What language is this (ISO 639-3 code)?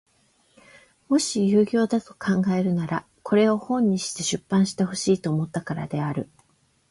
jpn